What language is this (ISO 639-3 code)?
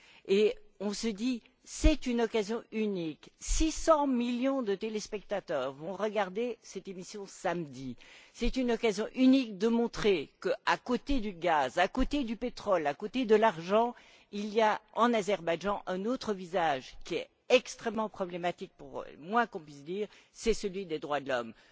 fra